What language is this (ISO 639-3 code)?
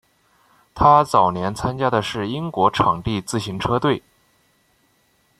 zho